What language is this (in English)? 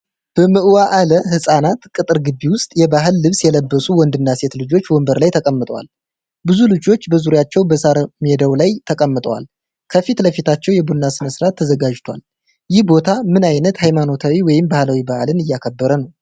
Amharic